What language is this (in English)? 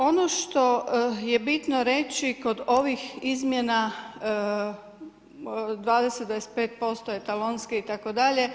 Croatian